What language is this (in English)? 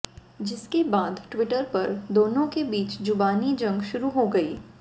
Hindi